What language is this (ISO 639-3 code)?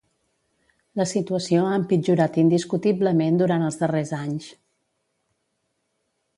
cat